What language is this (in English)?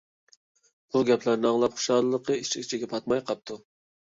Uyghur